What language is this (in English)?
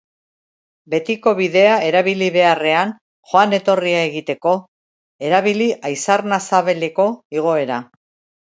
Basque